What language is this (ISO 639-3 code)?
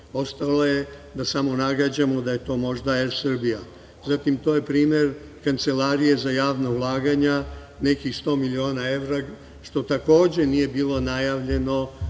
srp